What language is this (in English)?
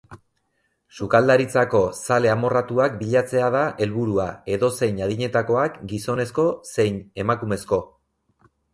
Basque